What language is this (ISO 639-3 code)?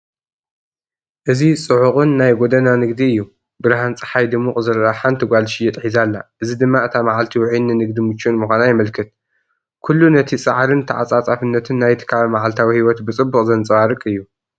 tir